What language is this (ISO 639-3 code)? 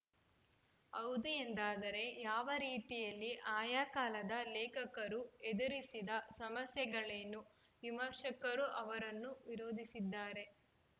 kan